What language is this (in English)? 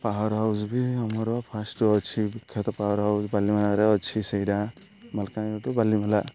Odia